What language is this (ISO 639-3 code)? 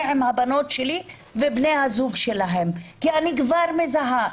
heb